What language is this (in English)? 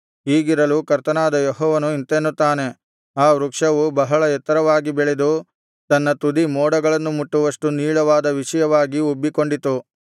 Kannada